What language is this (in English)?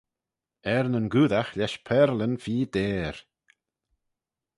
Manx